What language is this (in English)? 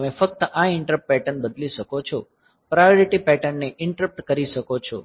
Gujarati